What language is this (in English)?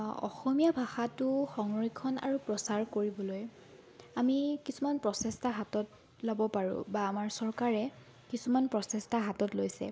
Assamese